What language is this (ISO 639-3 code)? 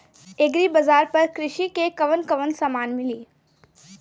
bho